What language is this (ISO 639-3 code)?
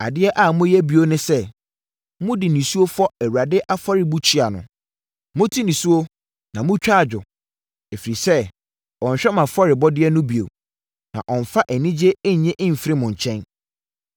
aka